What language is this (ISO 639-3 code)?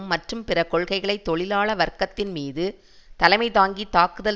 tam